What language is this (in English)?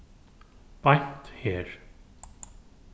Faroese